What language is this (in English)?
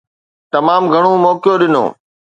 Sindhi